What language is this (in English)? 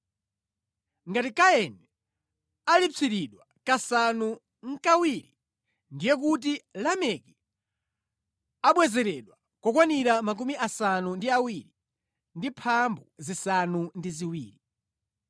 Nyanja